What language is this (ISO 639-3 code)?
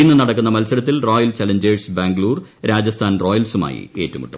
mal